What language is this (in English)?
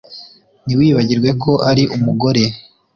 Kinyarwanda